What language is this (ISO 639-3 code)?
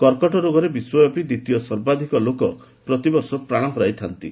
ori